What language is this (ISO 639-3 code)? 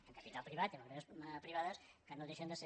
cat